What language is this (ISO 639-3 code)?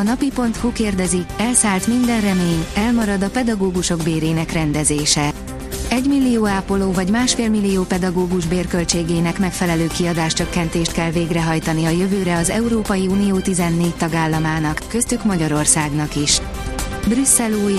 hun